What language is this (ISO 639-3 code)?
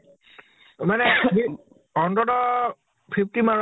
asm